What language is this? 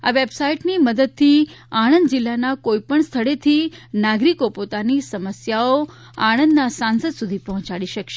Gujarati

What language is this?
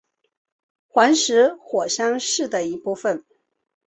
Chinese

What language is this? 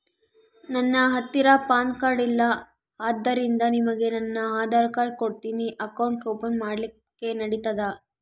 Kannada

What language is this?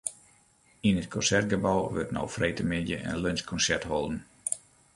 Western Frisian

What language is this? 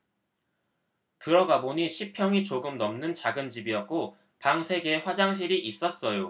Korean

